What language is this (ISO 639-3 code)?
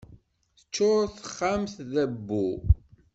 kab